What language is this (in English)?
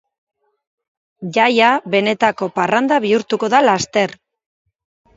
Basque